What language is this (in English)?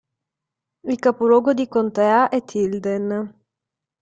Italian